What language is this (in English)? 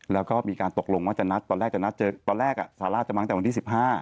Thai